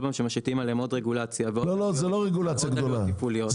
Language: Hebrew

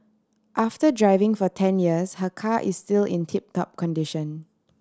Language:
English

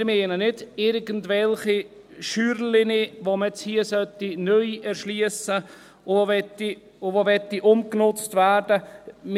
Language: Swiss German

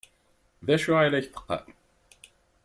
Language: Kabyle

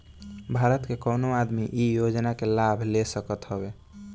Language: Bhojpuri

